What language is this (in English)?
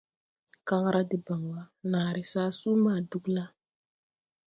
Tupuri